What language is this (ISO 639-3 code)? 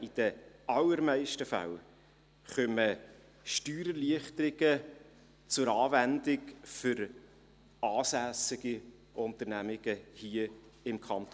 gsw